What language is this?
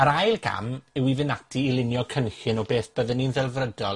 Welsh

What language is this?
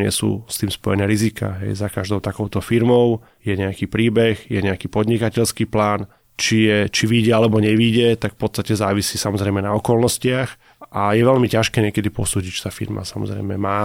Slovak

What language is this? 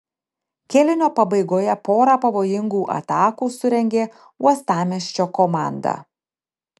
Lithuanian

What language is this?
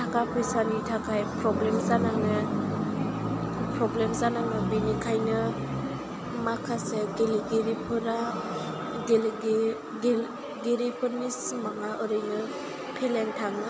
Bodo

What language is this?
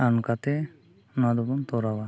Santali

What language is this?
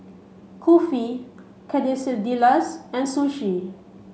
English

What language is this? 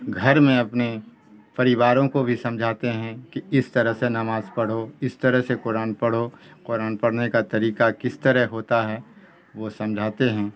Urdu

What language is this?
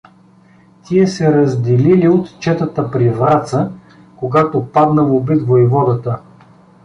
Bulgarian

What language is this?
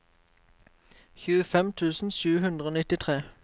Norwegian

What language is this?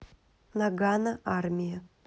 Russian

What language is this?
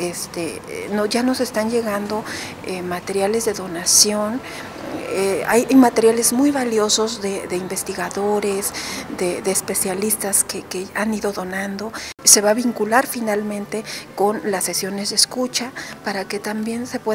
Spanish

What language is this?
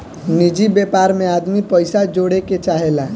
Bhojpuri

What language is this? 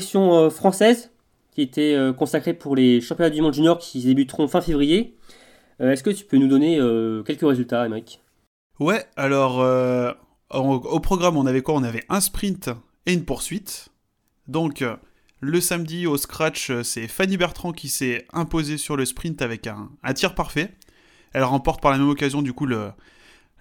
French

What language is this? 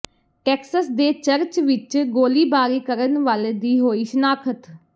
Punjabi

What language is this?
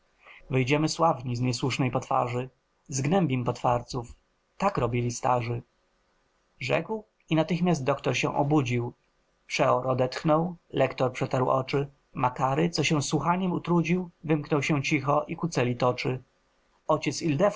Polish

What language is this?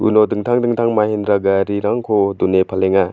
Garo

